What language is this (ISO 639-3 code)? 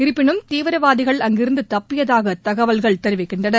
tam